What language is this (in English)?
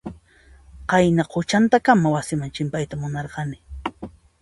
Puno Quechua